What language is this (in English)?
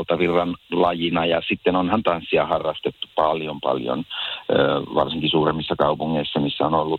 Finnish